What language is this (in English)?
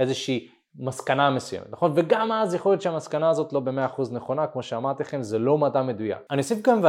Hebrew